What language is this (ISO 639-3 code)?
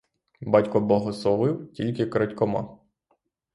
ukr